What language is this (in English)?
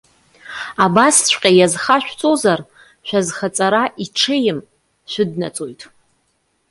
Abkhazian